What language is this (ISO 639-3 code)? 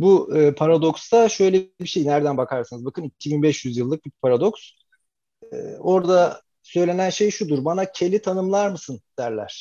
tur